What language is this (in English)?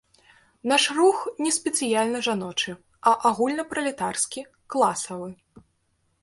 Belarusian